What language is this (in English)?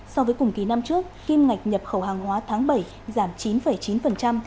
Vietnamese